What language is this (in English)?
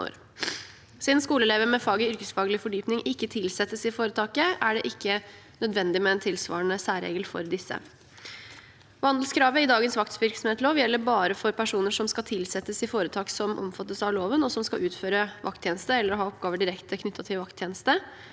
Norwegian